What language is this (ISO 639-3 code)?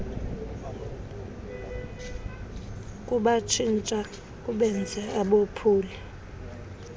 xho